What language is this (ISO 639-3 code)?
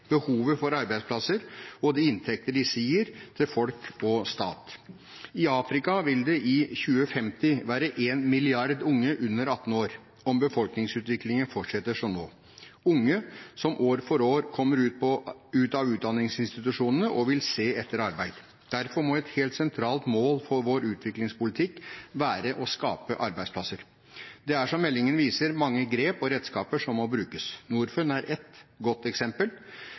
nob